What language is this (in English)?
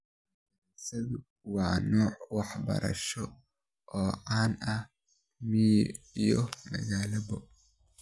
Somali